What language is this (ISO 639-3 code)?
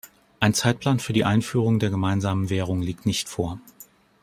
deu